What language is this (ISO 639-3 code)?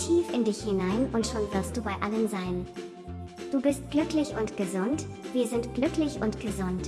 deu